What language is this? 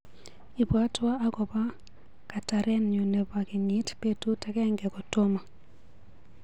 Kalenjin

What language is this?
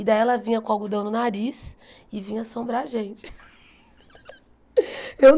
Portuguese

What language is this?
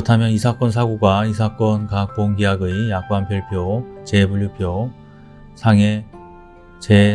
Korean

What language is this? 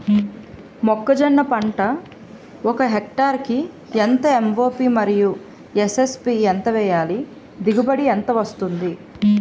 Telugu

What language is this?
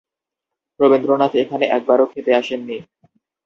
Bangla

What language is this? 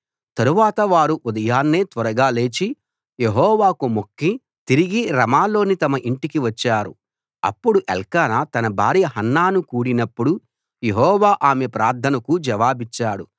Telugu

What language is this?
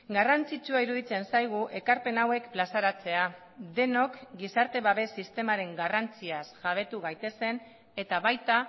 Basque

